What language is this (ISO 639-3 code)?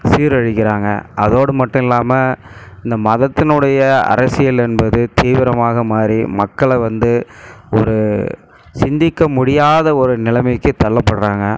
tam